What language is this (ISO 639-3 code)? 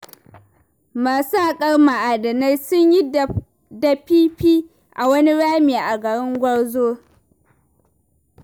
hau